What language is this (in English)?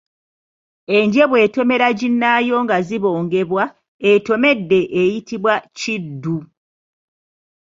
Ganda